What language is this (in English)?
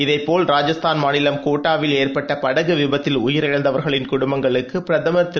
Tamil